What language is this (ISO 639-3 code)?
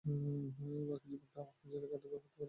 ben